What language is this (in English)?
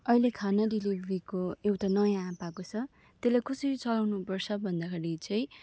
Nepali